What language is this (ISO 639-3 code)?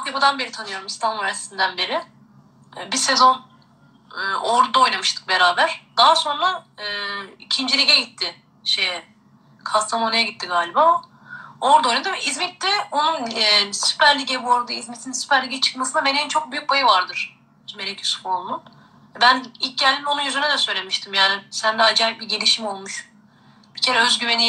tur